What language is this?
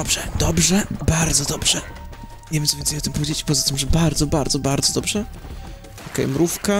Polish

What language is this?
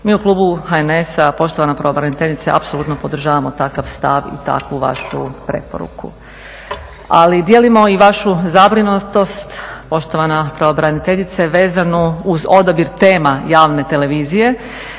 Croatian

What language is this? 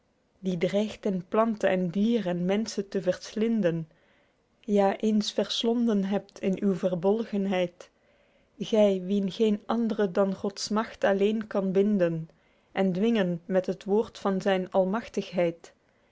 Dutch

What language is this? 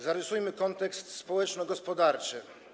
Polish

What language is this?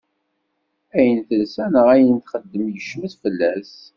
Kabyle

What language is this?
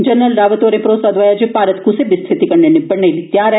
Dogri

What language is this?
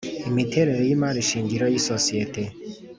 Kinyarwanda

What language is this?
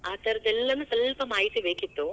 Kannada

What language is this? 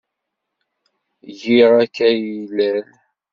Kabyle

